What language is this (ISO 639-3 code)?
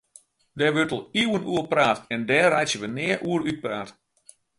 fry